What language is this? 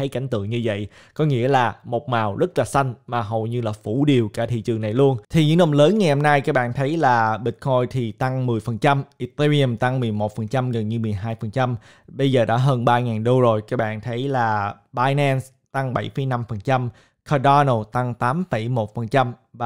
Vietnamese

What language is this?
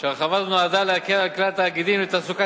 Hebrew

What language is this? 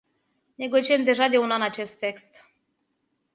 Romanian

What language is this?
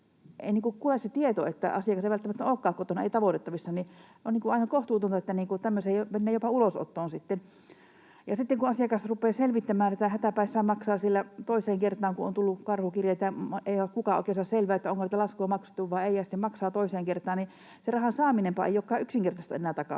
Finnish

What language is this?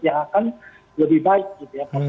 Indonesian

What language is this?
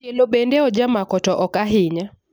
Luo (Kenya and Tanzania)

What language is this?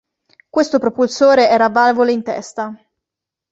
Italian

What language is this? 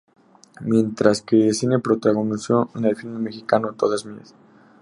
Spanish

